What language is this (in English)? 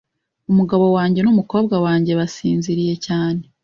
Kinyarwanda